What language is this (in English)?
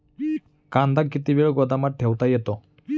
Marathi